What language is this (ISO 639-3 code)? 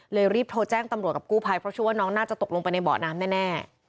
tha